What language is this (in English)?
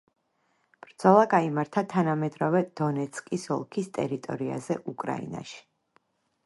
Georgian